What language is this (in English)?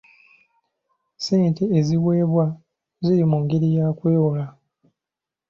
Ganda